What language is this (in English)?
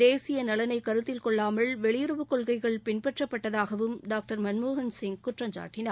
Tamil